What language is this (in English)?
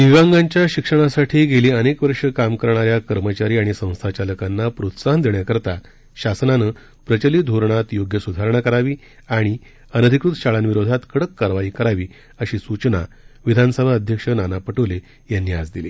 Marathi